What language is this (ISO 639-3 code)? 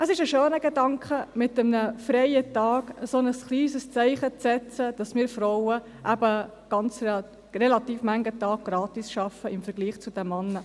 gsw